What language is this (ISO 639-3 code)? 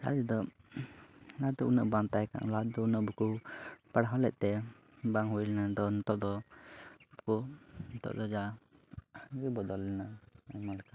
sat